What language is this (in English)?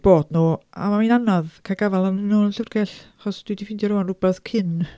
Welsh